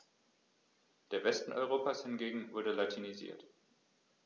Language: German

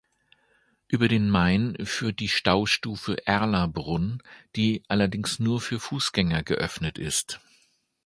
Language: German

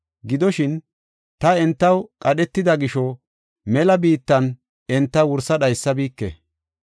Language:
Gofa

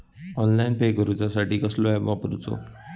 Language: Marathi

